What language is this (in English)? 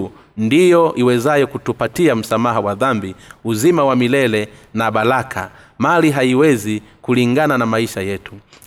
Swahili